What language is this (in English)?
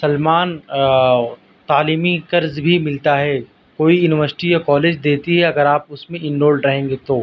Urdu